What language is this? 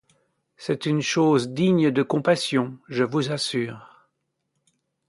French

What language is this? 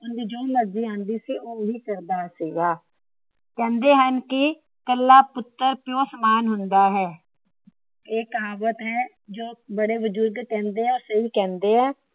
Punjabi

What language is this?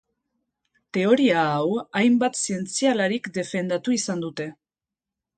Basque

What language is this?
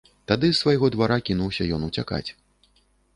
Belarusian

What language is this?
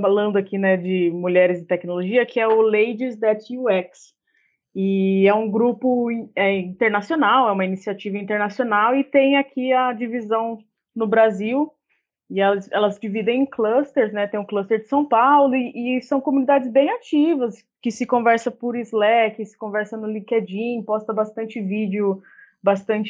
Portuguese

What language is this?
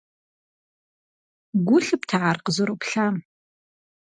Kabardian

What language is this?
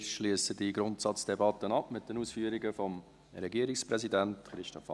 Swiss German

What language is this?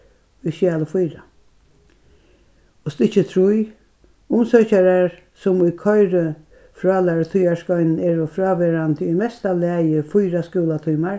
Faroese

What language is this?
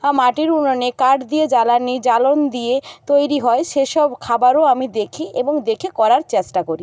Bangla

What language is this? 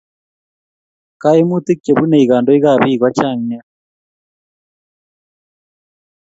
Kalenjin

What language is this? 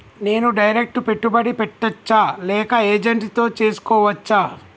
Telugu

